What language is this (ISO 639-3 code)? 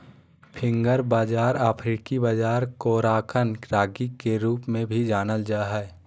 mag